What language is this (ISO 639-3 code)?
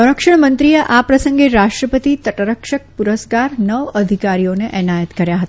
guj